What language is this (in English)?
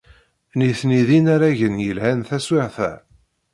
Kabyle